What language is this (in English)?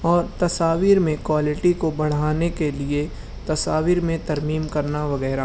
Urdu